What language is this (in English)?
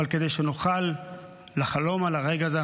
Hebrew